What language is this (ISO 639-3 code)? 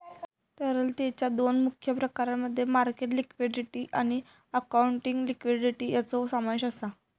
mar